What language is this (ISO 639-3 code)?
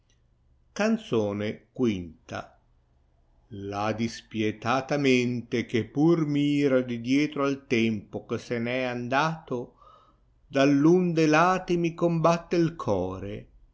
ita